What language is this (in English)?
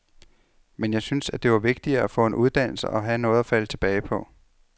Danish